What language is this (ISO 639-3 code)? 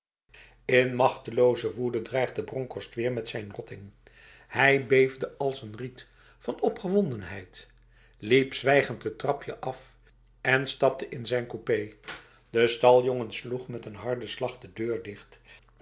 nld